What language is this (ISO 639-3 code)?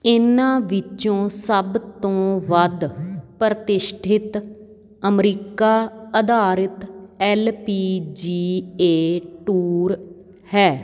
pan